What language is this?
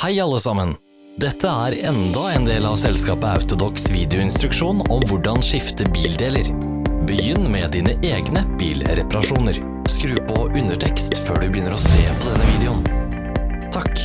Norwegian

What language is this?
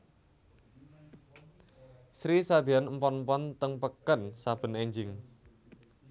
Javanese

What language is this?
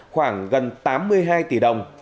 Vietnamese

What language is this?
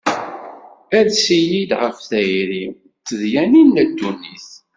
Kabyle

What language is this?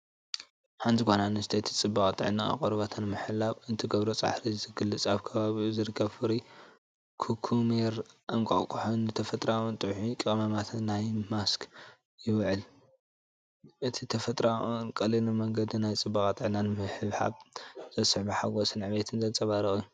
Tigrinya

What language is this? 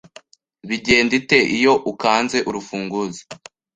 Kinyarwanda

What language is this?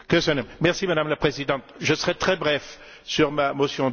French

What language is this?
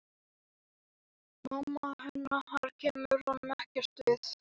Icelandic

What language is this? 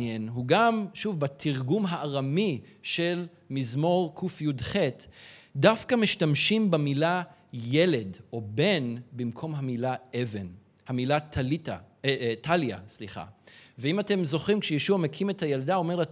Hebrew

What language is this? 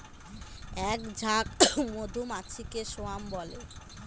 Bangla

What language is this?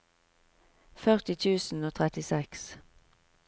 Norwegian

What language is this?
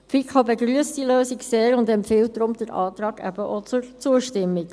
Swiss German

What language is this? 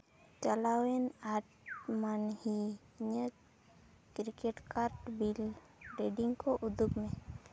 Santali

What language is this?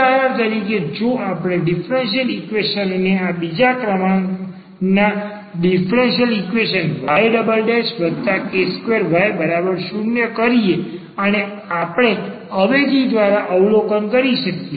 Gujarati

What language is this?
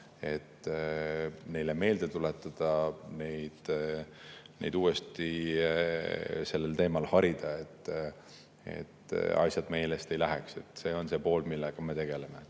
Estonian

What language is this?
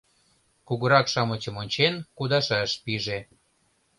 Mari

